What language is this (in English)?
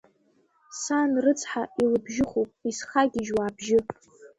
Abkhazian